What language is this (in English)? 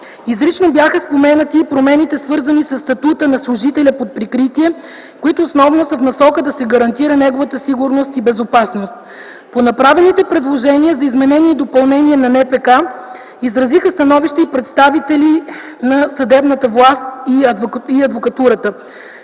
Bulgarian